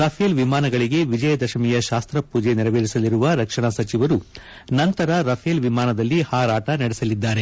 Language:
Kannada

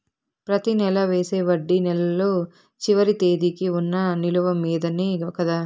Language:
Telugu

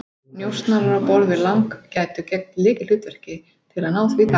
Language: Icelandic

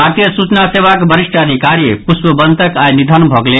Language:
Maithili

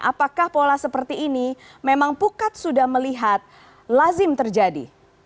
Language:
Indonesian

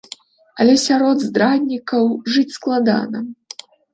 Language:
Belarusian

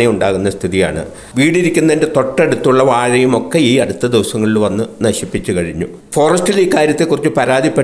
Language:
Malayalam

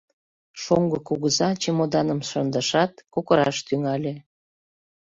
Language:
Mari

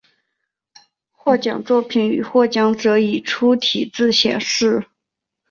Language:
Chinese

